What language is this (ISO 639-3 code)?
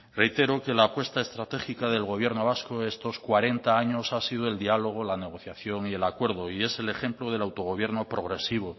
spa